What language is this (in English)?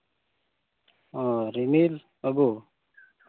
Santali